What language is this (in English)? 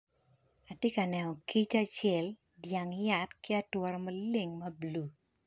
Acoli